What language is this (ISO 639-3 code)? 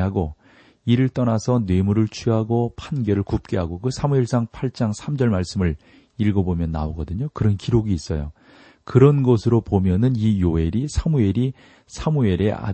kor